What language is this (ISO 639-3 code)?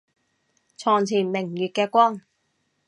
yue